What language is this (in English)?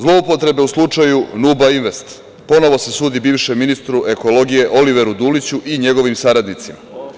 Serbian